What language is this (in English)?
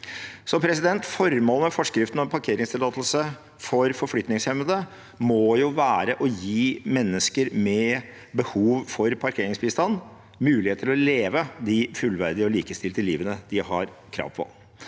Norwegian